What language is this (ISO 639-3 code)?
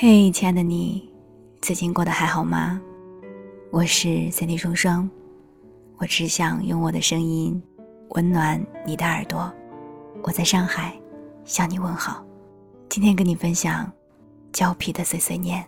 zho